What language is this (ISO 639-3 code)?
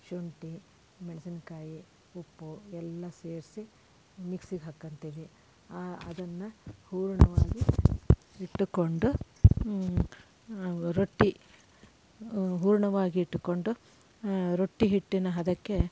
kan